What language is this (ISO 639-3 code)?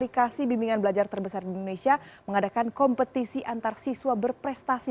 ind